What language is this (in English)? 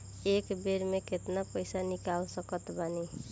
Bhojpuri